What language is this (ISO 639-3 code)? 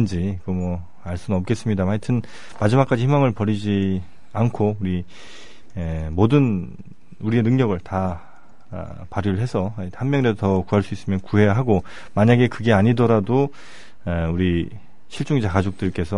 kor